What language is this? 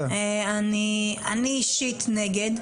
Hebrew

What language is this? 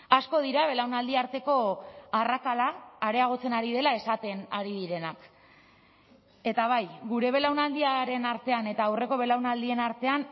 Basque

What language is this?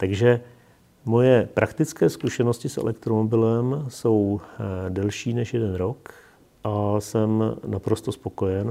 Czech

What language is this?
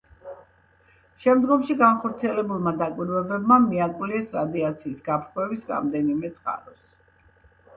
Georgian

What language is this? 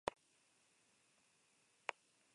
Basque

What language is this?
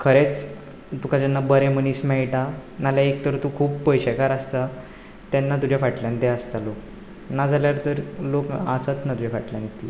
Konkani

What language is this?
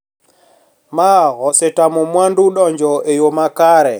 Luo (Kenya and Tanzania)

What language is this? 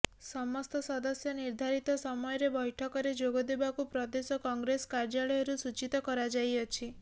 Odia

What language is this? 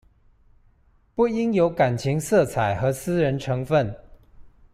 Chinese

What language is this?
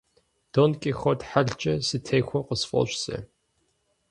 Kabardian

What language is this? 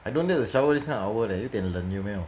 English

